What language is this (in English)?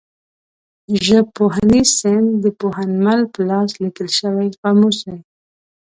Pashto